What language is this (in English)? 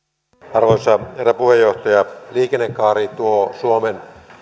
Finnish